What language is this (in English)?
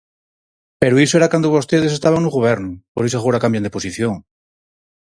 Galician